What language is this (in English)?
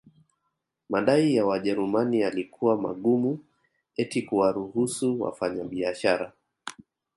Swahili